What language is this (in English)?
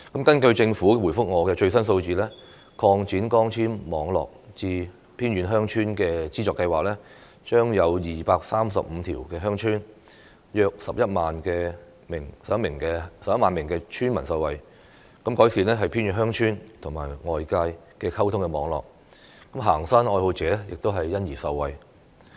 Cantonese